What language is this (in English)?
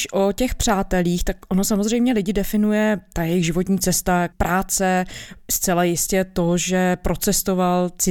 Czech